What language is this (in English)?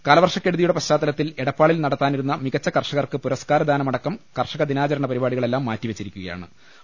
Malayalam